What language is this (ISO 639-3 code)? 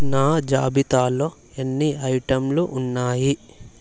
tel